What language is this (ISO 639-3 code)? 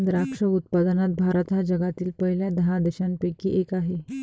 mar